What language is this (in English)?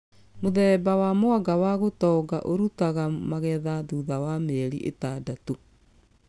Kikuyu